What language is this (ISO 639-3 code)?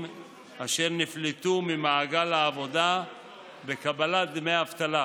heb